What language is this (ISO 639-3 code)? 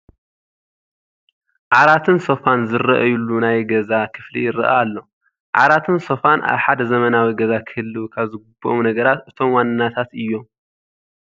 tir